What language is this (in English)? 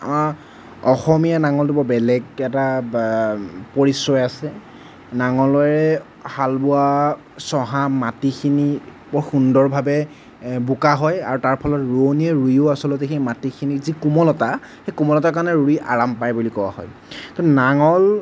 Assamese